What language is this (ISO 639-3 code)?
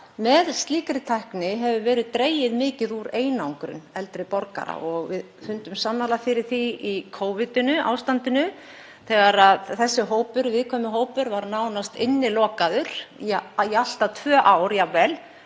isl